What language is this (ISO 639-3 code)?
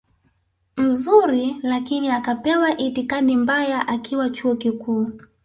swa